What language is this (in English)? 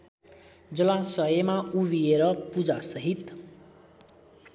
Nepali